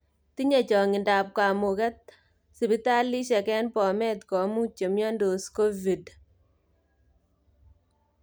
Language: Kalenjin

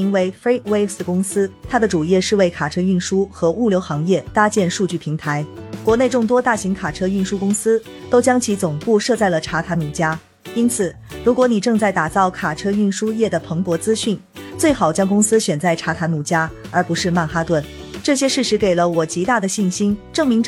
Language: Chinese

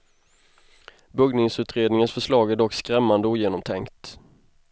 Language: Swedish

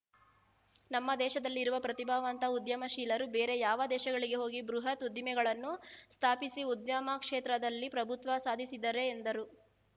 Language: Kannada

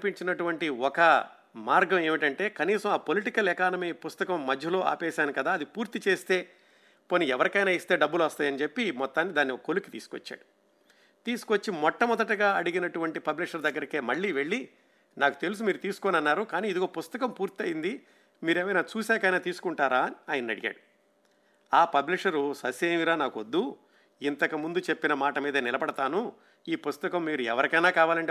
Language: Telugu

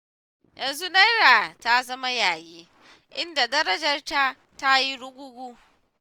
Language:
Hausa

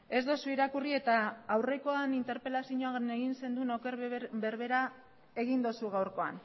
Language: Basque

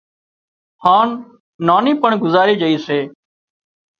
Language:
Wadiyara Koli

